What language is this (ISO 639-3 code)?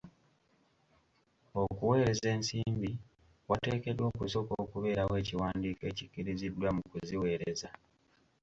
lug